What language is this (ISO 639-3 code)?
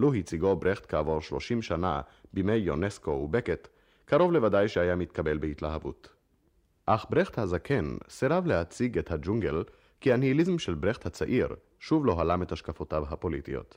heb